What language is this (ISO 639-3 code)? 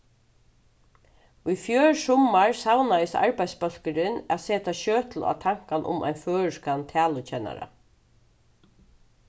fao